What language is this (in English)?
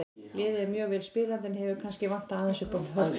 Icelandic